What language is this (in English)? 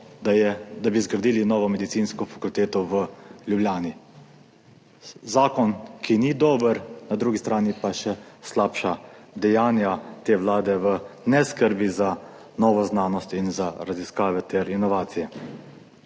Slovenian